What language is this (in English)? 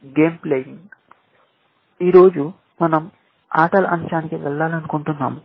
Telugu